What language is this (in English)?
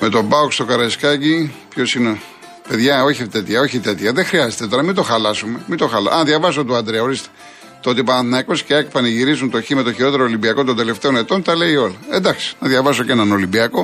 Greek